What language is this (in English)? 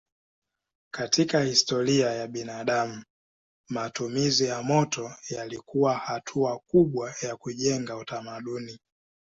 Swahili